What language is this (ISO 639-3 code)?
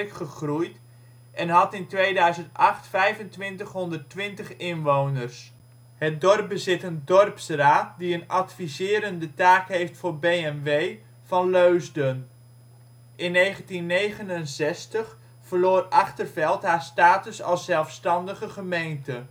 nld